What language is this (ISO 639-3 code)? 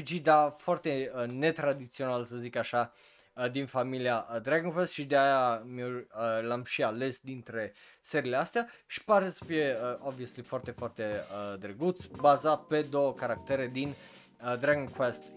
ron